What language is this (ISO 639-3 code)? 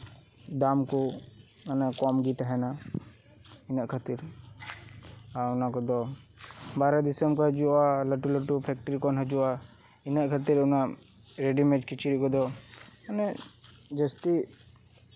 sat